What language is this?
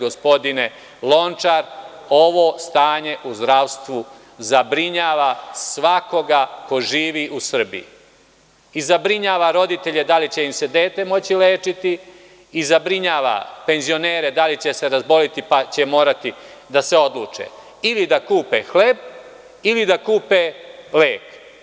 Serbian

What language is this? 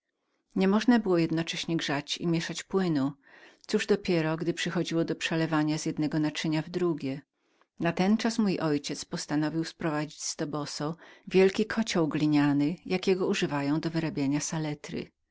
Polish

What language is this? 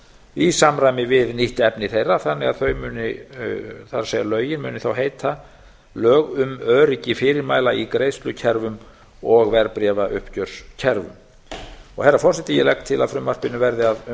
Icelandic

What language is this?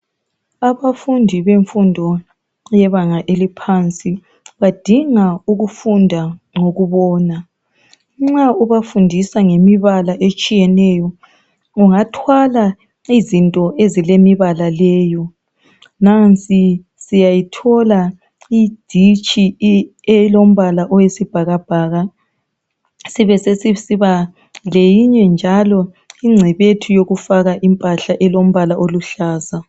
North Ndebele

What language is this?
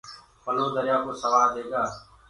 Gurgula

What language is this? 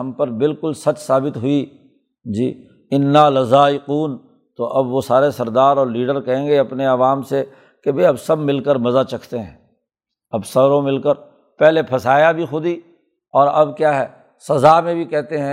Urdu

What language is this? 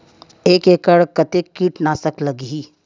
Chhattisgarhi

